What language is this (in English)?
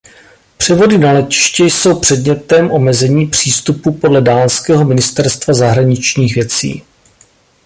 Czech